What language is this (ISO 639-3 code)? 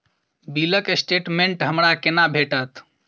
mai